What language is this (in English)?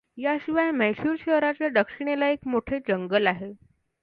Marathi